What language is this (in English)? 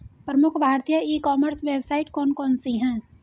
Hindi